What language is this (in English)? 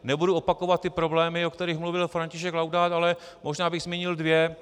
Czech